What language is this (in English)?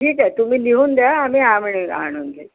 Marathi